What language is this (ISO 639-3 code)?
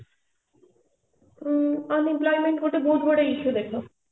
ori